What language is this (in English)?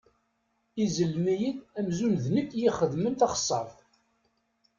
Kabyle